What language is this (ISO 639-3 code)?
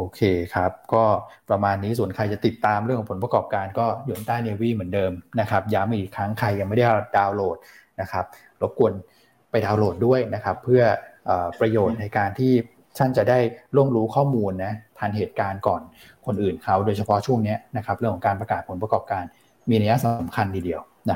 tha